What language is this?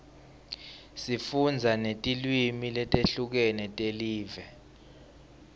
Swati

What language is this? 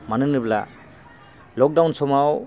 Bodo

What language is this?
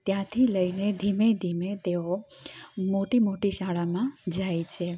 Gujarati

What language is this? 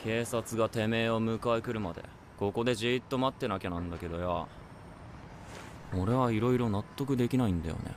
Japanese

